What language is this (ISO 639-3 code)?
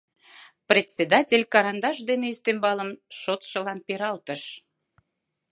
chm